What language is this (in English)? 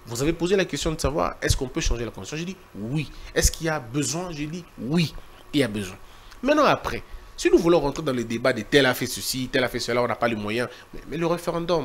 French